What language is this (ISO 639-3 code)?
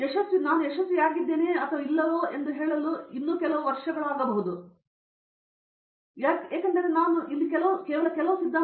kan